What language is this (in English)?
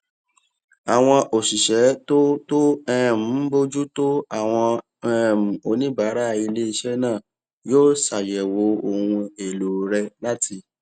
Yoruba